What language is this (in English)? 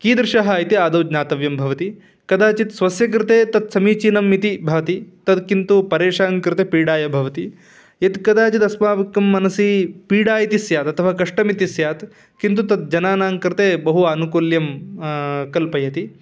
Sanskrit